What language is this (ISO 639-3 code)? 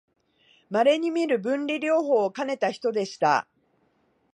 jpn